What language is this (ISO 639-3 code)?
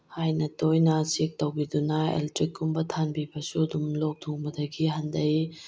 mni